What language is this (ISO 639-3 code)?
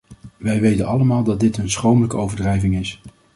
nld